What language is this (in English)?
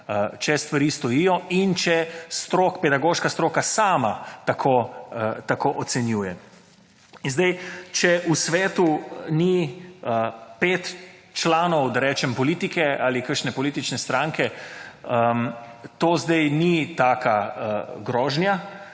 Slovenian